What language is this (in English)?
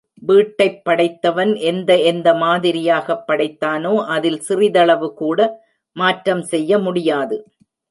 Tamil